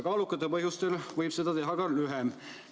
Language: Estonian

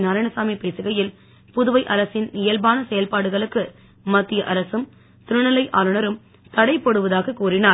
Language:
Tamil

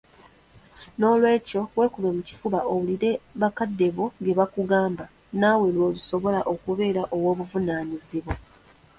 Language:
Ganda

